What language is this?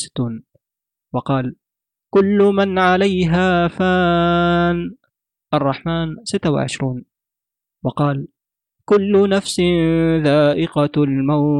Arabic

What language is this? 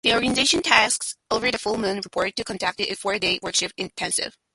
English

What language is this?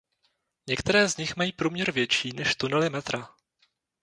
Czech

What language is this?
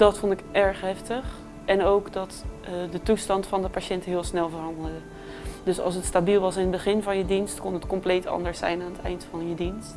Dutch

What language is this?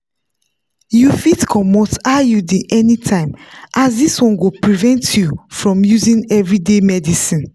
Nigerian Pidgin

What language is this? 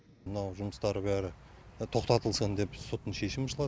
Kazakh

